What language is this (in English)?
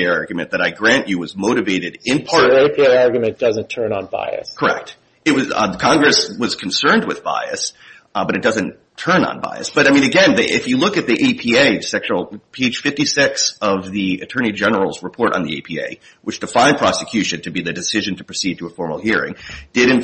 English